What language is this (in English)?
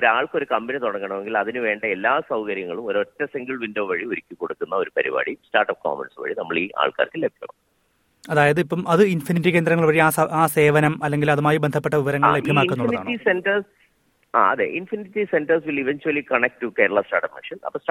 Malayalam